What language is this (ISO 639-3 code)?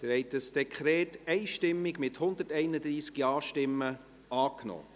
gsw